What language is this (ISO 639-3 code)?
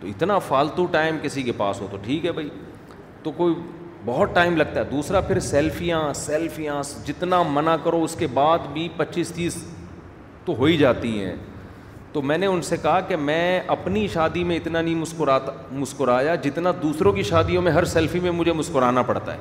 urd